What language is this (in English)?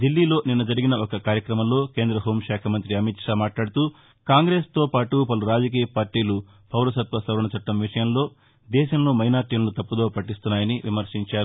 Telugu